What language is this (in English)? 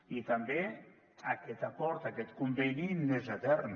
Catalan